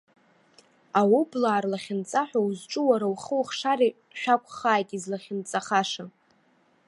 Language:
Abkhazian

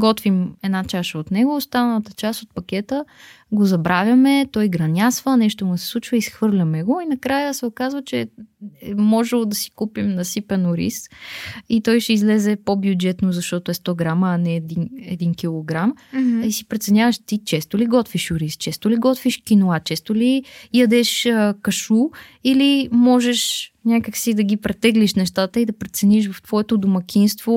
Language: Bulgarian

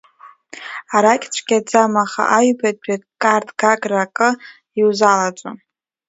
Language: Abkhazian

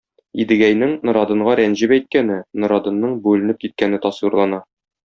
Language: Tatar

